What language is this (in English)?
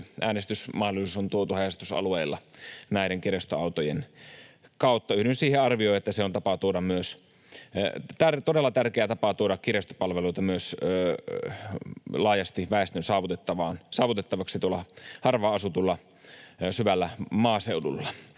Finnish